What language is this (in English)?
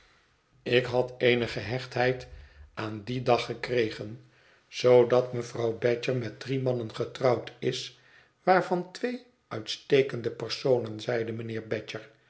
Dutch